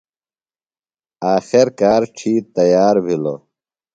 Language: Phalura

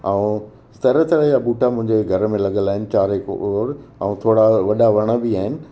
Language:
Sindhi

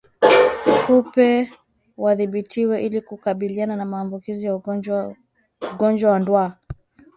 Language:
Swahili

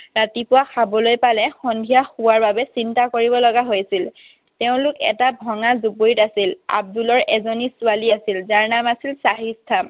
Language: Assamese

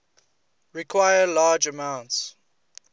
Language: English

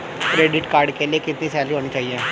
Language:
Hindi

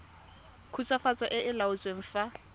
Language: Tswana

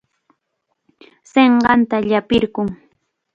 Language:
Chiquián Ancash Quechua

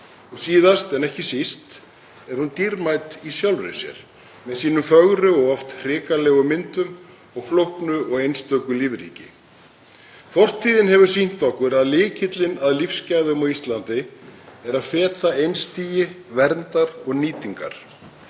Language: Icelandic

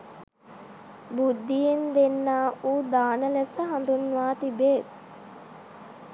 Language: Sinhala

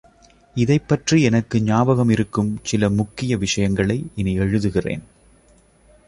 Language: Tamil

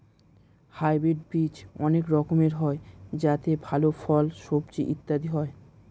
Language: Bangla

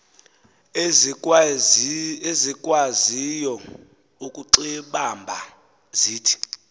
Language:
Xhosa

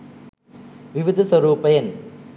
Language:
Sinhala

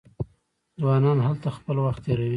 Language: Pashto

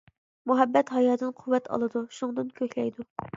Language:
Uyghur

